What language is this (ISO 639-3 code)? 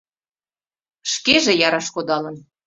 chm